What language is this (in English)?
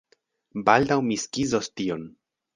Esperanto